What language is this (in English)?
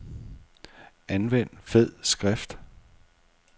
Danish